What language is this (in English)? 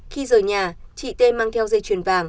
Vietnamese